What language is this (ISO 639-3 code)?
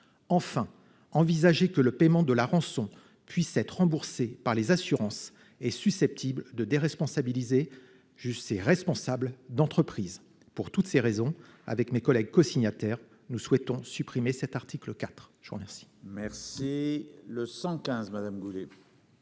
fra